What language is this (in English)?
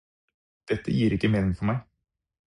Norwegian Bokmål